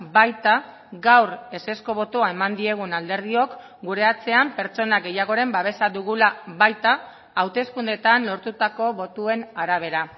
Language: Basque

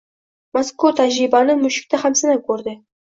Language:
Uzbek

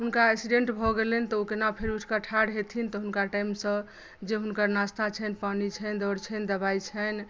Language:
Maithili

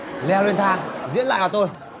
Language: Vietnamese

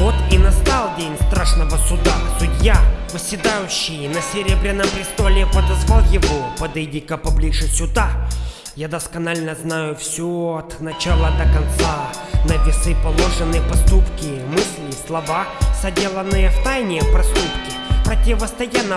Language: Russian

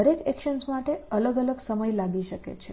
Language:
Gujarati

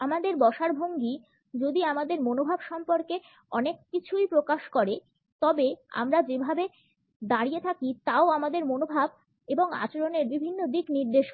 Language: Bangla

